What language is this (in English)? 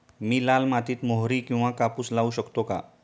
Marathi